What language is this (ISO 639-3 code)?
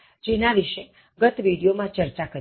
guj